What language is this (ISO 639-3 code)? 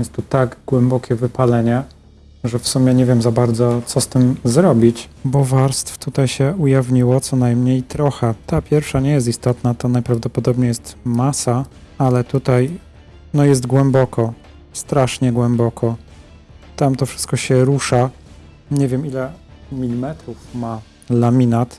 pol